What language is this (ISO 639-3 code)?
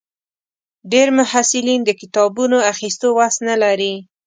pus